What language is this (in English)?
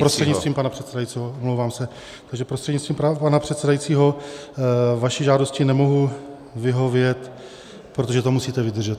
Czech